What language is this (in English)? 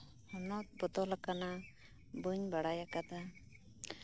Santali